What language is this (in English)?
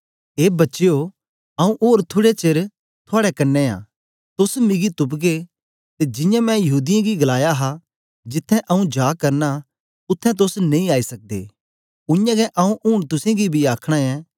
Dogri